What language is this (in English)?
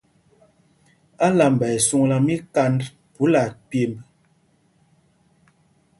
Mpumpong